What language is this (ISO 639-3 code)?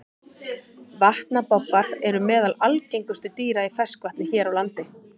isl